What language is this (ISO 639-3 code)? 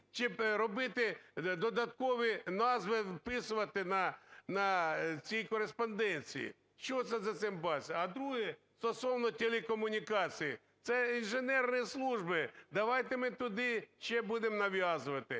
ukr